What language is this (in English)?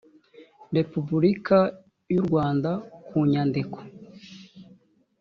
Kinyarwanda